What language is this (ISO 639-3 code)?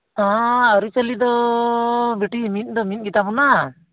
sat